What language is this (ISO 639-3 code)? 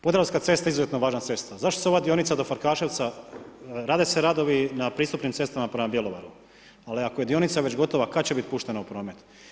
hrv